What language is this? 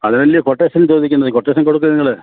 Malayalam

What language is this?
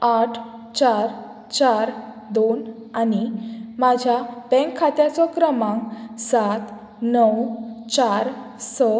Konkani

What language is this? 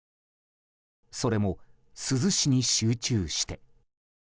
Japanese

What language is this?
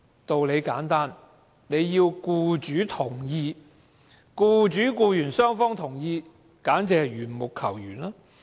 Cantonese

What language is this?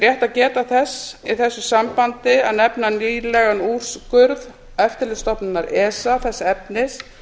Icelandic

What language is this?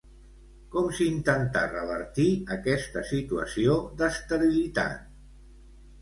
Catalan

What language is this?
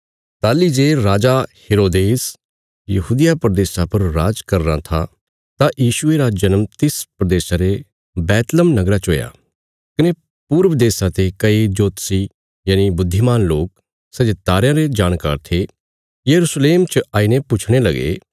Bilaspuri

